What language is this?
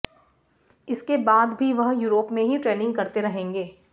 Hindi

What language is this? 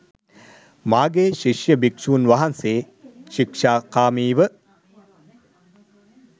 Sinhala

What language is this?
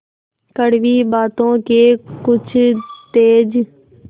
Hindi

